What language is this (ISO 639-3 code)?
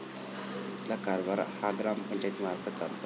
mar